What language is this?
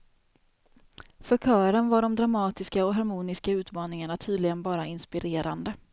Swedish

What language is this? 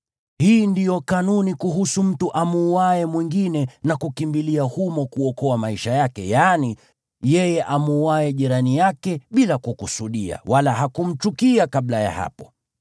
Swahili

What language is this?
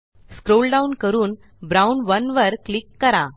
Marathi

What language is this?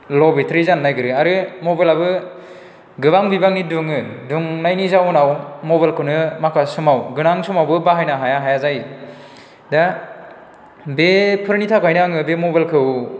Bodo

